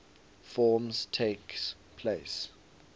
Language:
English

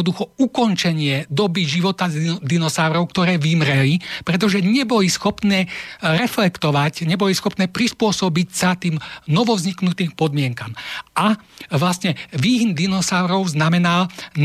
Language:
Slovak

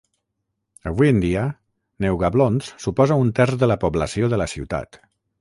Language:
Catalan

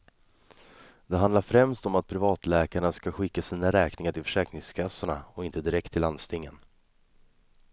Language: Swedish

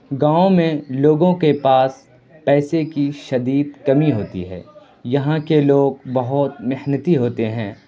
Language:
Urdu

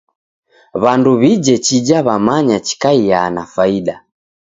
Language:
Taita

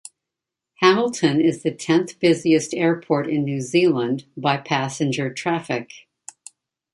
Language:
English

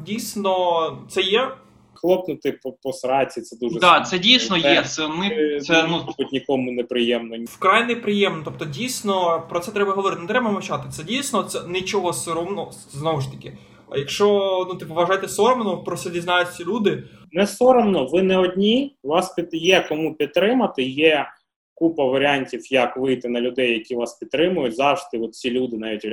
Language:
Ukrainian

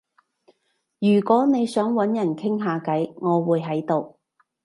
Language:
Cantonese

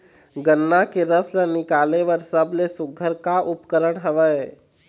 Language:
Chhattisgarhi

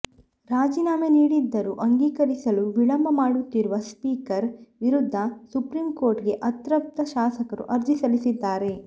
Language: Kannada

